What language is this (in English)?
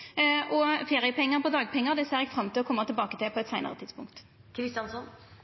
Norwegian Nynorsk